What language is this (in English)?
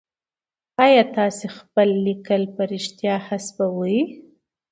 Pashto